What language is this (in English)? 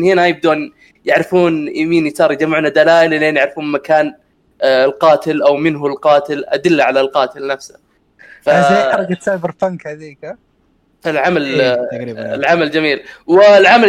Arabic